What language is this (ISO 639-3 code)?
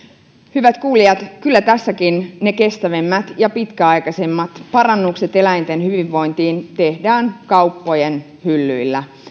fin